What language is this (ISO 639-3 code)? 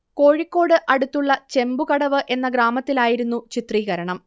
mal